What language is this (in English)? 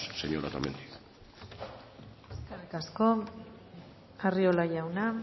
Basque